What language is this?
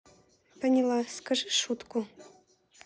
Russian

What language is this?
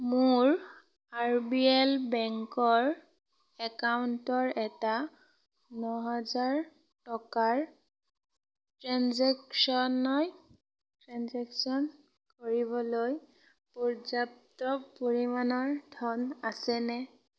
Assamese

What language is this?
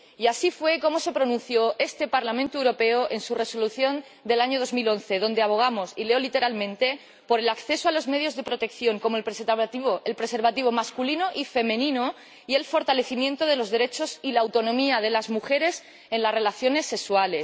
Spanish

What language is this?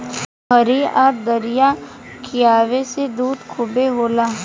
Bhojpuri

